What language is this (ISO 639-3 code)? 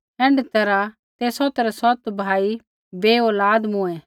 kfx